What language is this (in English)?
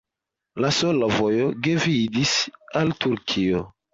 Esperanto